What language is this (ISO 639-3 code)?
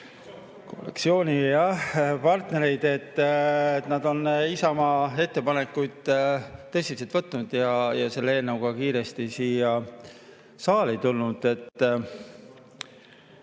est